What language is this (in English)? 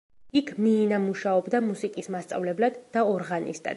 Georgian